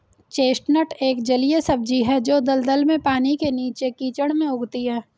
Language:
Hindi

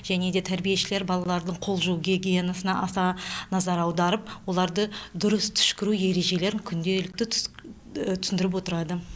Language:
Kazakh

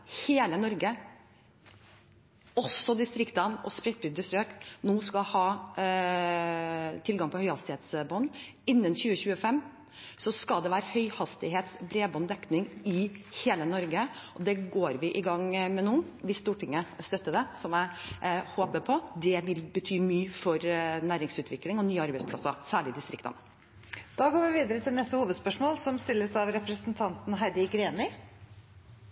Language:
Norwegian Bokmål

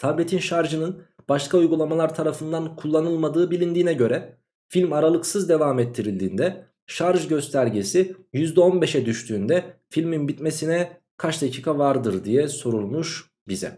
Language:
Turkish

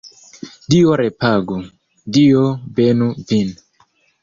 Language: Esperanto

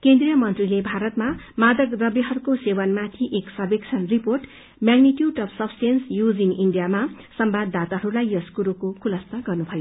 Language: Nepali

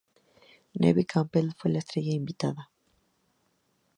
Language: Spanish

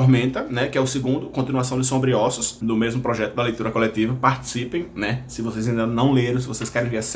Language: Portuguese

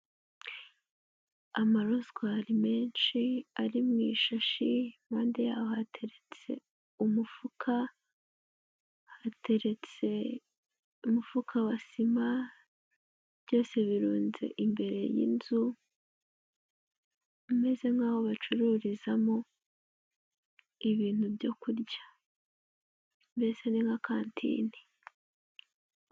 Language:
Kinyarwanda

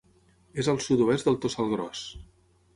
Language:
Catalan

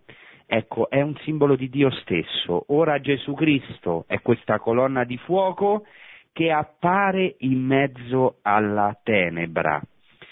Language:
Italian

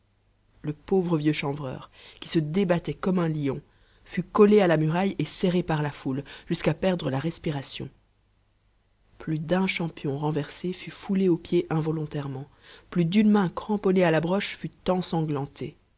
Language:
French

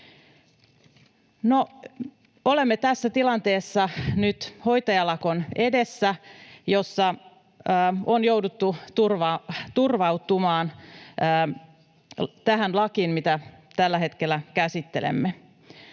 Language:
Finnish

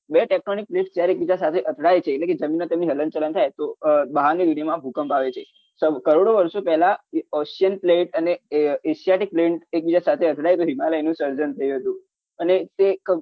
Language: Gujarati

